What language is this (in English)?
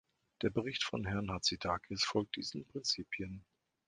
German